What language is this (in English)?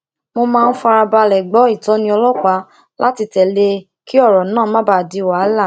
Yoruba